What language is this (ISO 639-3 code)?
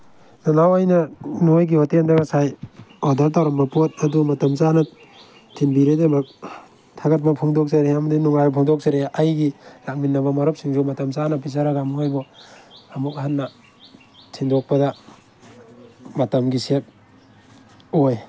mni